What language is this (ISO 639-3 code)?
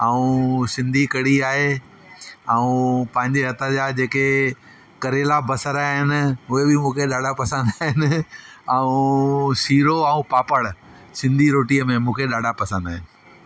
snd